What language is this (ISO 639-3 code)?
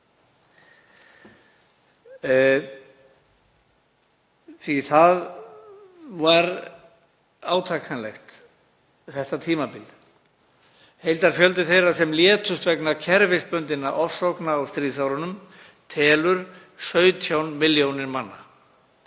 isl